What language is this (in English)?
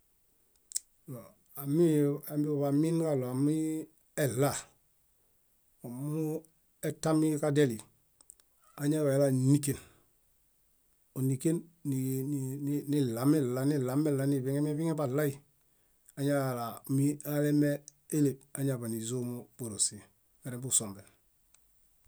Bayot